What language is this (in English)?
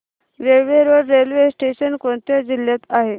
Marathi